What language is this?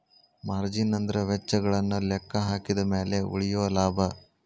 Kannada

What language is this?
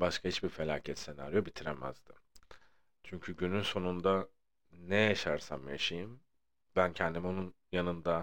Turkish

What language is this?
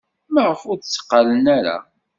Kabyle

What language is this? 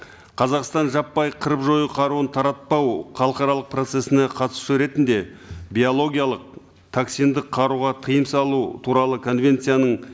Kazakh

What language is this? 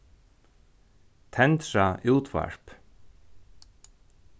Faroese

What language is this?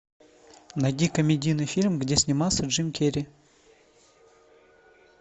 Russian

